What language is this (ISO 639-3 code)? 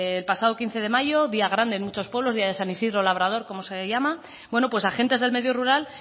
spa